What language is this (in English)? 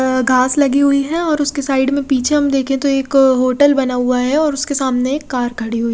Hindi